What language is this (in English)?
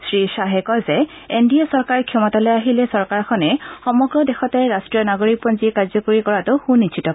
Assamese